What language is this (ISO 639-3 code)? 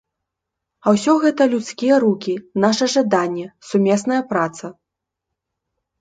bel